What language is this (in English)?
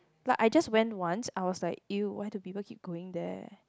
English